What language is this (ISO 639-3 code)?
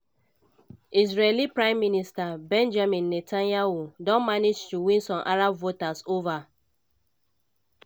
pcm